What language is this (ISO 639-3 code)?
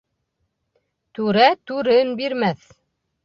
bak